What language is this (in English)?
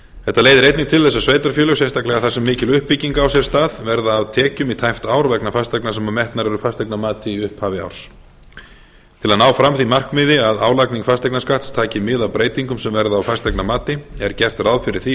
Icelandic